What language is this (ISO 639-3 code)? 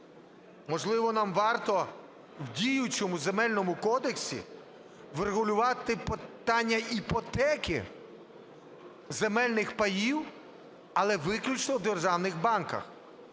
ukr